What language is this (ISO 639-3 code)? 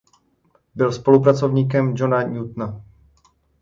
ces